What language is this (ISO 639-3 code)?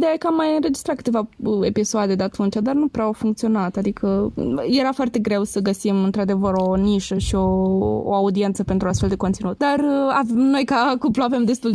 ron